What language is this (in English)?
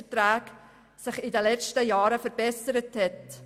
Swiss German